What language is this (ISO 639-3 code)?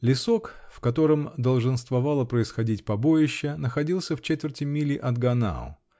rus